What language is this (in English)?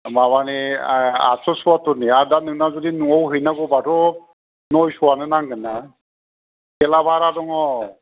Bodo